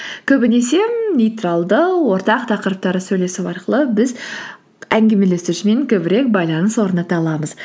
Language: Kazakh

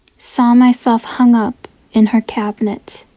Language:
English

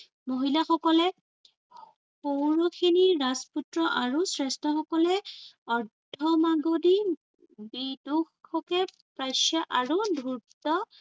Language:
Assamese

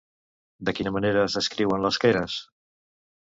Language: Catalan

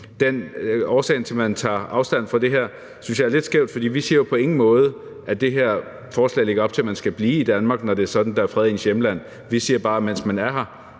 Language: Danish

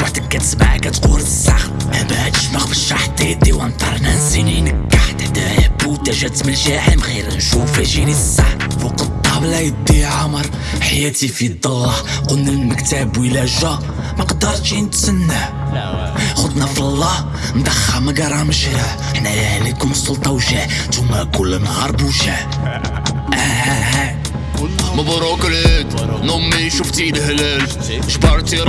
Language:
Arabic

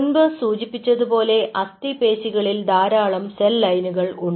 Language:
Malayalam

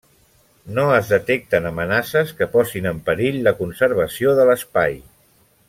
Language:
Catalan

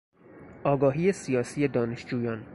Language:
Persian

